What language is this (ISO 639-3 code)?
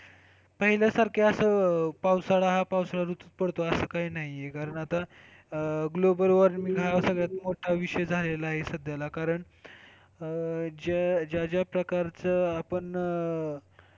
mar